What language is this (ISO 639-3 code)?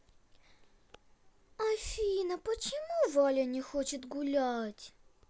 rus